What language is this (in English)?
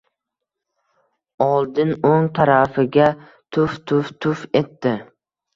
Uzbek